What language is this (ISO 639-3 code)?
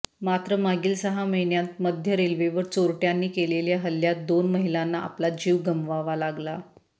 mar